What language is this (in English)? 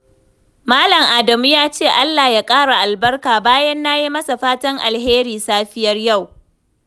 Hausa